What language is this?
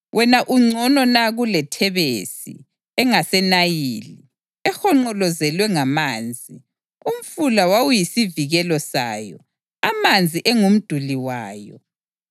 North Ndebele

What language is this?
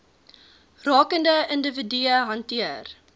Afrikaans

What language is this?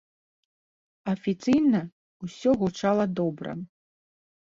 Belarusian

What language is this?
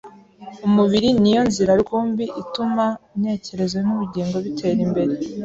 Kinyarwanda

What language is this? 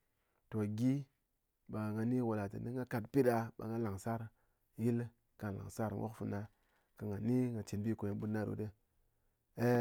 Ngas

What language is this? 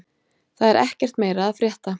Icelandic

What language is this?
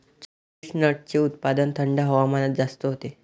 Marathi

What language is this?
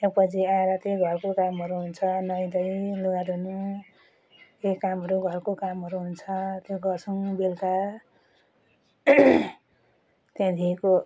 Nepali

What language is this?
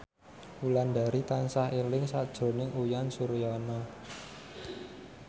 Javanese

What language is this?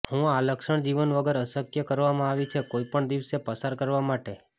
Gujarati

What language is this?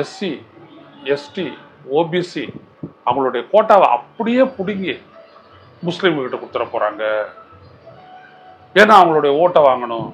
Tamil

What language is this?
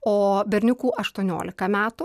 Lithuanian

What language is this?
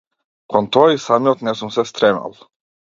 Macedonian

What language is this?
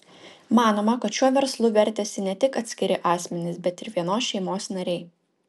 Lithuanian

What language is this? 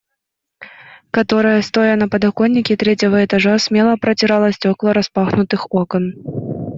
Russian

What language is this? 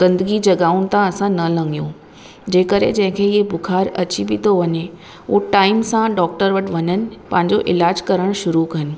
Sindhi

